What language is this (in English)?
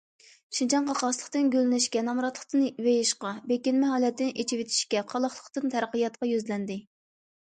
Uyghur